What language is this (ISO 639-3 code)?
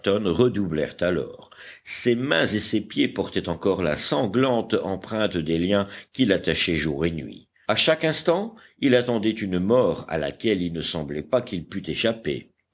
fra